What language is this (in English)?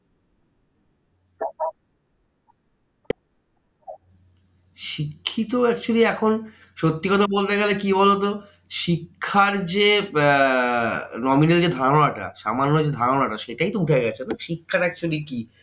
Bangla